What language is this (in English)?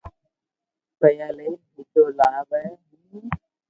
Loarki